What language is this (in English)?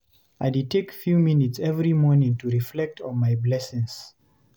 Nigerian Pidgin